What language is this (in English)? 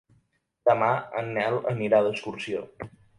Catalan